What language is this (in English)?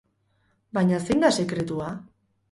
Basque